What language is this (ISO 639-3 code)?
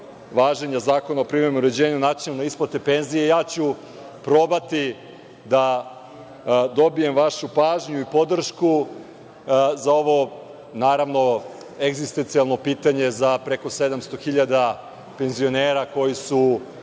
srp